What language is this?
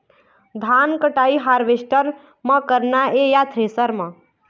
Chhattisgarhi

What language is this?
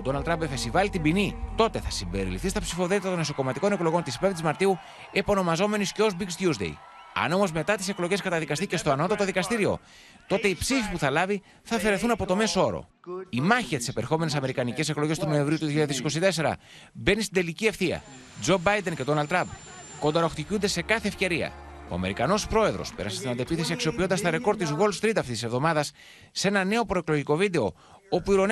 Greek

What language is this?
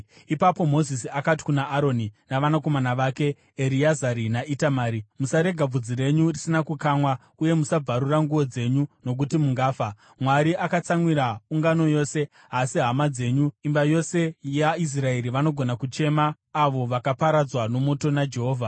Shona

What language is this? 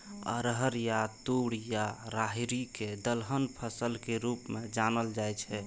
Maithili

